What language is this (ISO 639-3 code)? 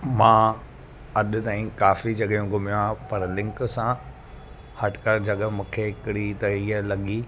snd